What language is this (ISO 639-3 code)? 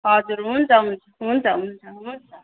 nep